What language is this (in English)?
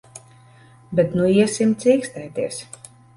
Latvian